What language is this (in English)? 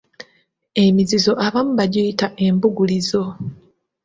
Ganda